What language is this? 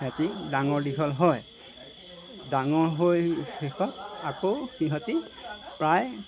Assamese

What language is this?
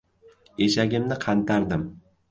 Uzbek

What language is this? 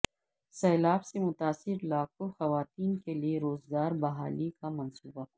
Urdu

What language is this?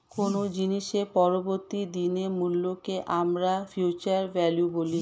Bangla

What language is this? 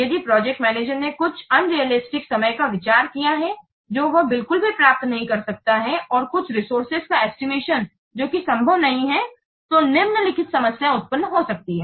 Hindi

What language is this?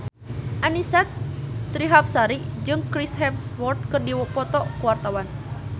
Sundanese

